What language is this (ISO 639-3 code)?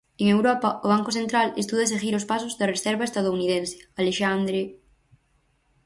glg